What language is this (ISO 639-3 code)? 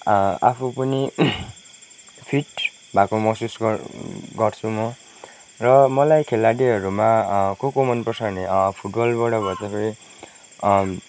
nep